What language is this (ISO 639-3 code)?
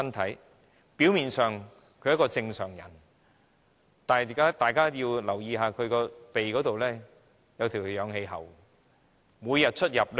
yue